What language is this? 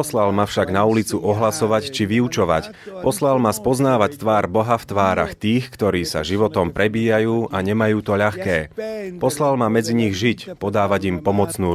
Slovak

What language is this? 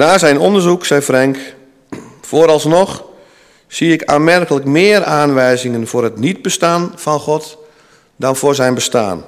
Dutch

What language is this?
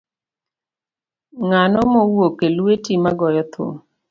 Luo (Kenya and Tanzania)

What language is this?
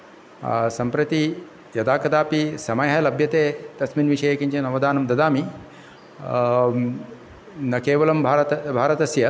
Sanskrit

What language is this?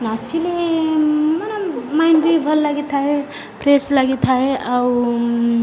Odia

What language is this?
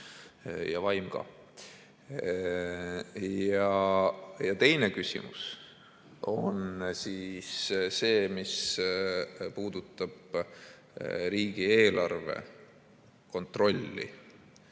Estonian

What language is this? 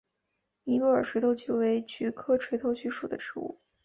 Chinese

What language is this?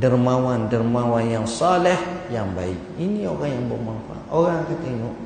Malay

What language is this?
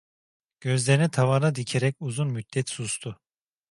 Turkish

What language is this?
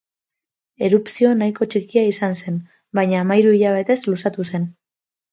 Basque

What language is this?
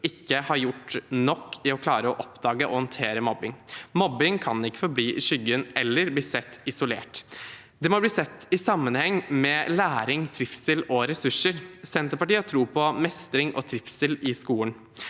Norwegian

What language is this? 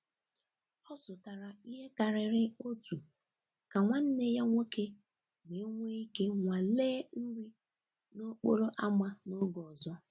Igbo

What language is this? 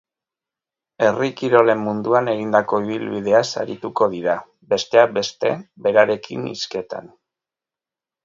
Basque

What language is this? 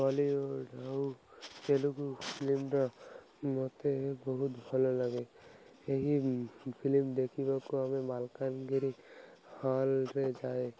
Odia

